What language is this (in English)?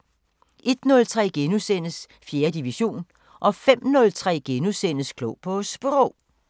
Danish